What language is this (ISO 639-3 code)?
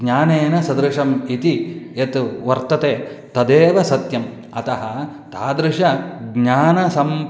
san